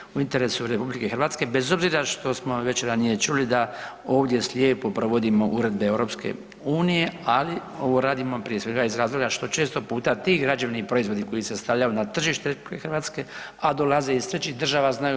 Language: Croatian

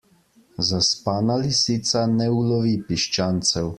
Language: Slovenian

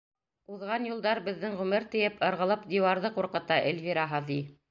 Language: Bashkir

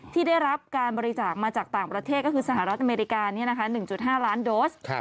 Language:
Thai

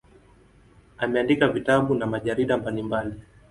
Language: Swahili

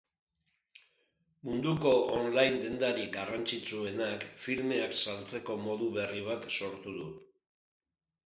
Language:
Basque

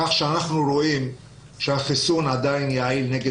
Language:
Hebrew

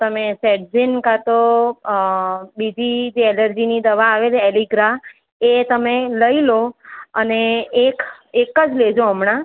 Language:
Gujarati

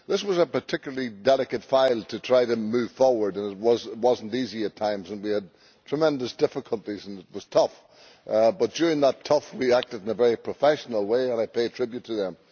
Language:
English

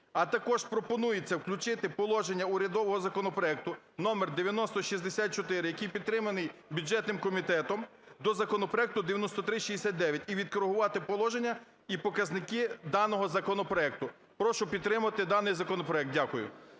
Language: Ukrainian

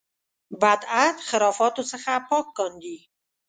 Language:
Pashto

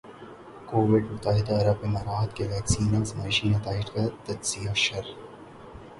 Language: Urdu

